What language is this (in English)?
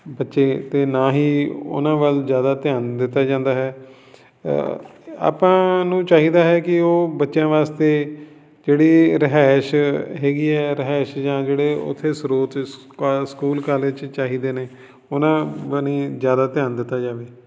Punjabi